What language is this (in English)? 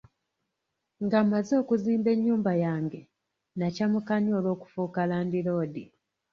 Ganda